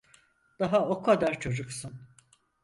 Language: Turkish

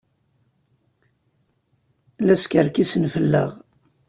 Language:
Kabyle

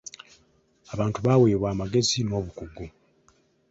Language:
Ganda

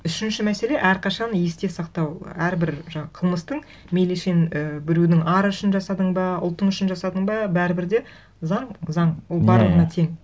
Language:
Kazakh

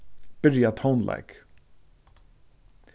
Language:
Faroese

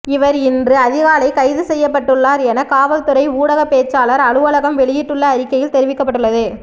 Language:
Tamil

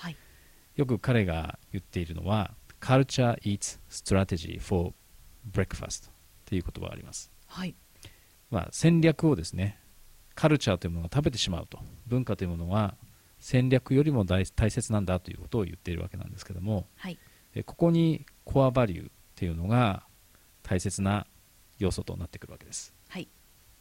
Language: Japanese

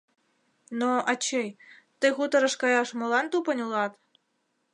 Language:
Mari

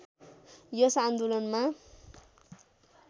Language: Nepali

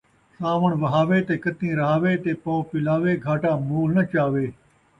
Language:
Saraiki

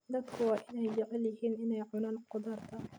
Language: Somali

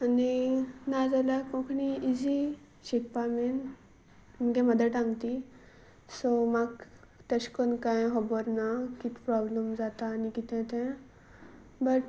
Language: Konkani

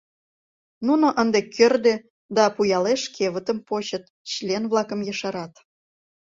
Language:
Mari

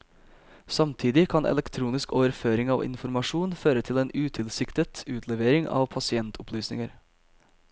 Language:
Norwegian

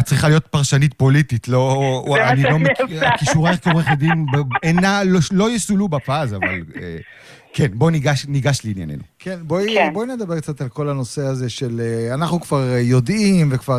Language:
Hebrew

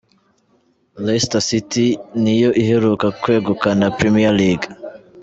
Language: Kinyarwanda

